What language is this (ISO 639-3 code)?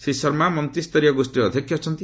ori